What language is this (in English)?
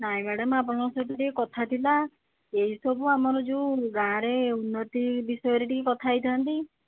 Odia